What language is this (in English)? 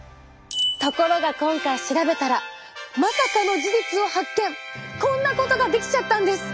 Japanese